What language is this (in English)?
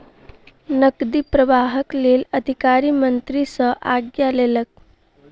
Maithili